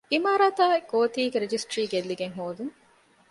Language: Divehi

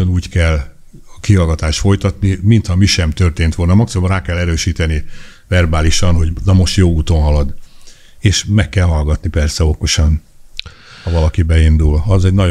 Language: Hungarian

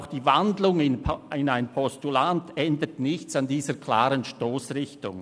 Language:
Swiss German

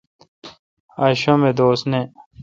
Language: Kalkoti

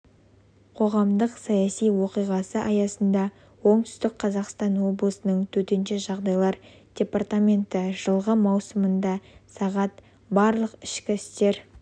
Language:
Kazakh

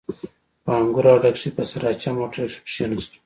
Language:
Pashto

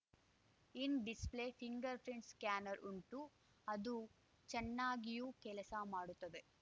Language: Kannada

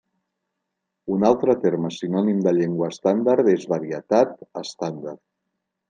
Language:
Catalan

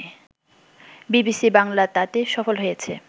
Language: Bangla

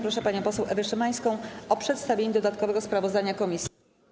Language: Polish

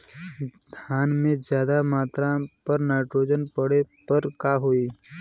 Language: Bhojpuri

